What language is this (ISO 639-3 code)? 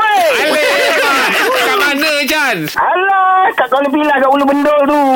msa